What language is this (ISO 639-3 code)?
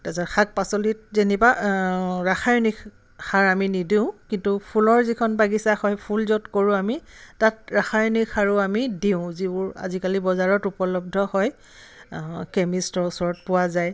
asm